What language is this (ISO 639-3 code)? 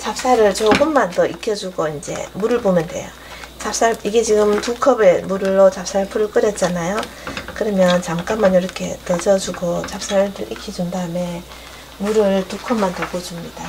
kor